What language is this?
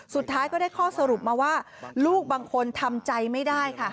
Thai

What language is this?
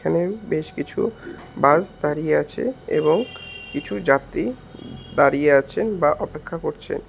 Bangla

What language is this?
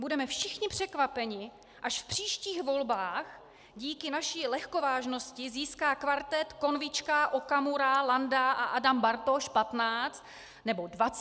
Czech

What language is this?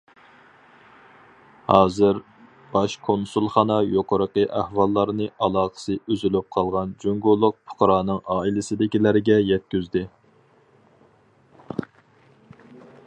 Uyghur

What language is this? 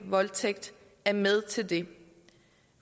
Danish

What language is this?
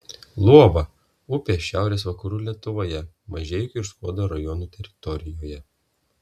Lithuanian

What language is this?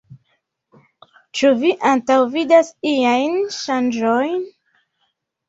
Esperanto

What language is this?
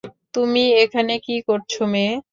Bangla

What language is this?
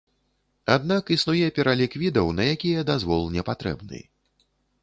Belarusian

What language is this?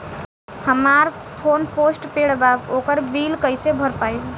Bhojpuri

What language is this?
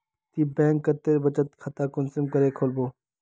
Magahi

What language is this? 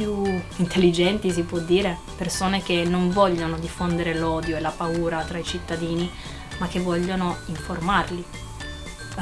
Italian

